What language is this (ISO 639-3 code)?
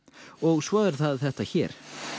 isl